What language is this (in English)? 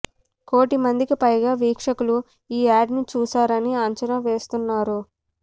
Telugu